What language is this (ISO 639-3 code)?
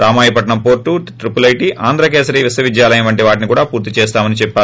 tel